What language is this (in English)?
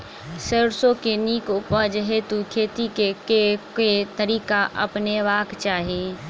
Maithili